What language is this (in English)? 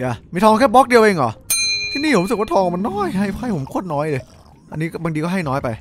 Thai